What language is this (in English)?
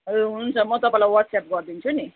Nepali